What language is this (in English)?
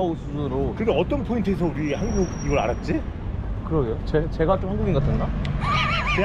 Korean